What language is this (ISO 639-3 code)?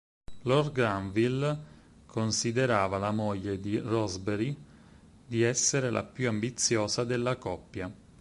ita